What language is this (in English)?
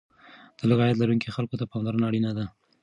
Pashto